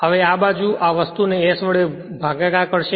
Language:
Gujarati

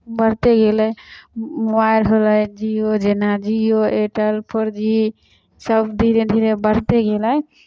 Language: Maithili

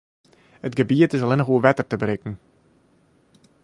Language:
Western Frisian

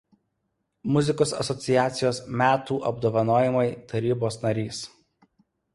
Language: Lithuanian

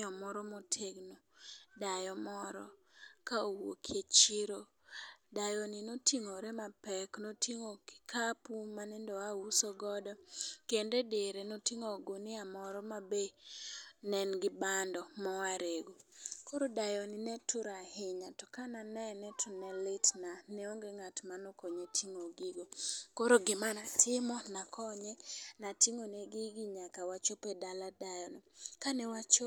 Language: Luo (Kenya and Tanzania)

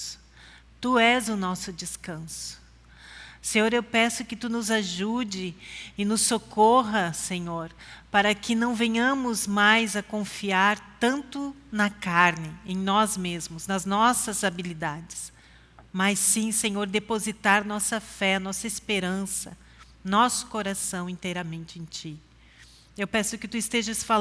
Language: Portuguese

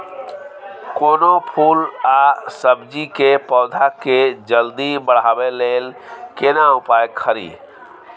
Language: Maithili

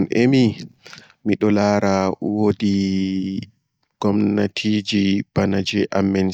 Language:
Borgu Fulfulde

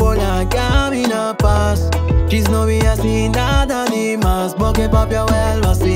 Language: Indonesian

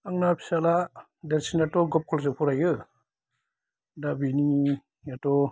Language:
Bodo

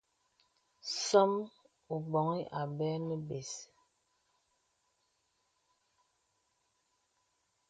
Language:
Bebele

